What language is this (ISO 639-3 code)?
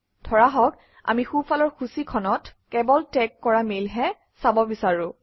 asm